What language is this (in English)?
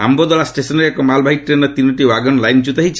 Odia